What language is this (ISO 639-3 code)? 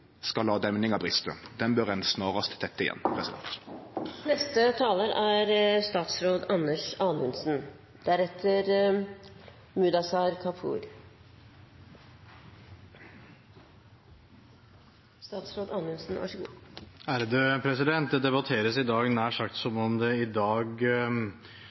nor